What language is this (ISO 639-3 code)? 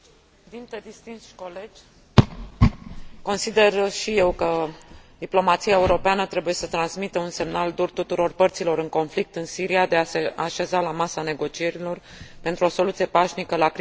ron